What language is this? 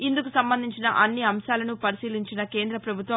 Telugu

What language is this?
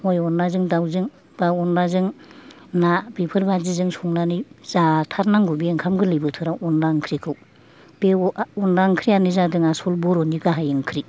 Bodo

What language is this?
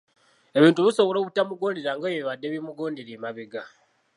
Ganda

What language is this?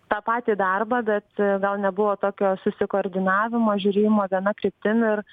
Lithuanian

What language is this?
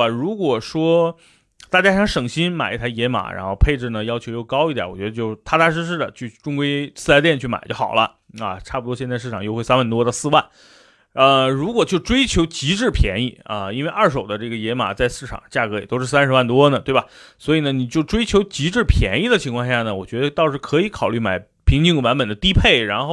Chinese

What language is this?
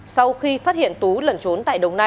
Vietnamese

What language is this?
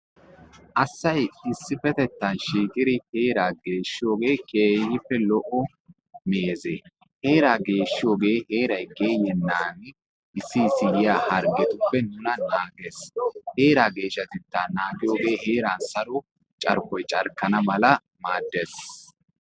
Wolaytta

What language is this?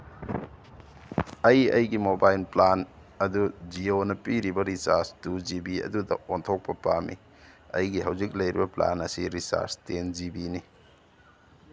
Manipuri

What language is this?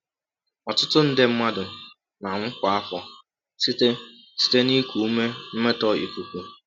Igbo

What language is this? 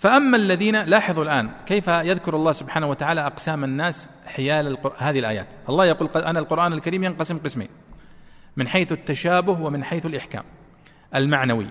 Arabic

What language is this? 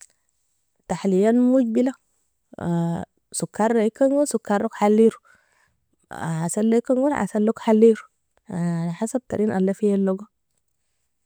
Nobiin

